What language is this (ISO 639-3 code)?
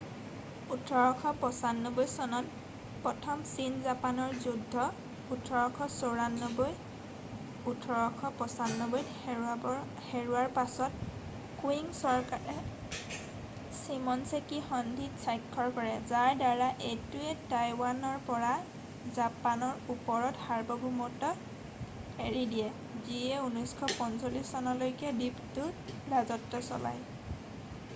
asm